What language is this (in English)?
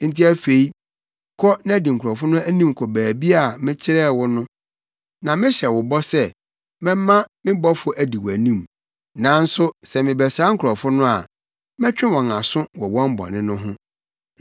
Akan